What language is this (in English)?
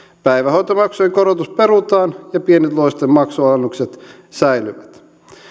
Finnish